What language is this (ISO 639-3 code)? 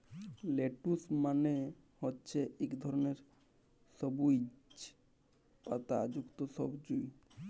ben